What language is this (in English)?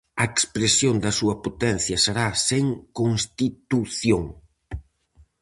Galician